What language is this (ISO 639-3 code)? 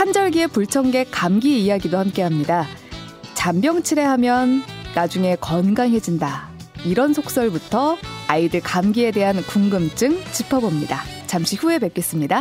kor